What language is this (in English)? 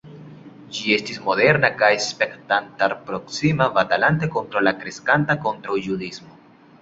Esperanto